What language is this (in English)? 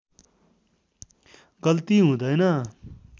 Nepali